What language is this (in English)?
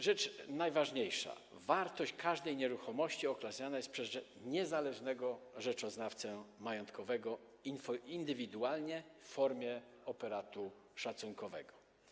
Polish